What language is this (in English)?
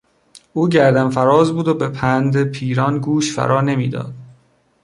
Persian